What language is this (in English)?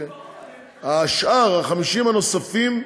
Hebrew